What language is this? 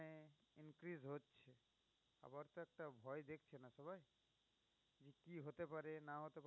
Bangla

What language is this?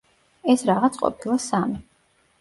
Georgian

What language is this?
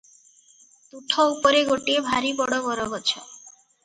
Odia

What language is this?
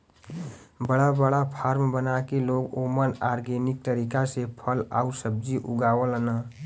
Bhojpuri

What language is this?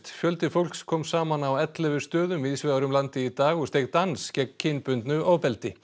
Icelandic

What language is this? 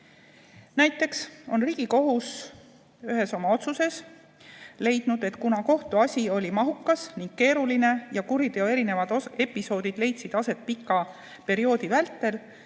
Estonian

